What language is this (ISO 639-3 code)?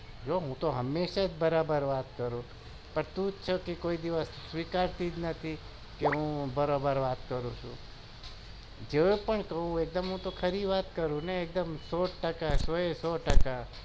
guj